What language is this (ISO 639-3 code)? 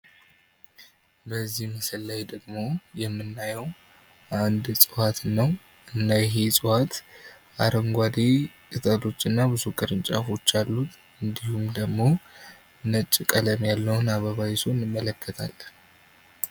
amh